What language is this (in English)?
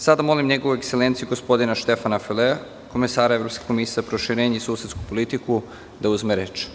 Serbian